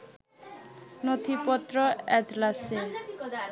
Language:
Bangla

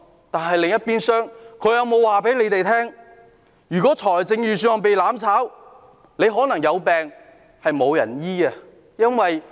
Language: Cantonese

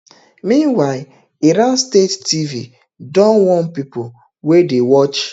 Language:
Nigerian Pidgin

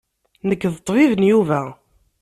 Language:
Kabyle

